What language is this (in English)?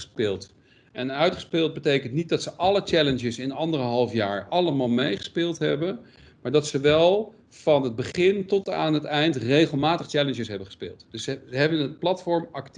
Dutch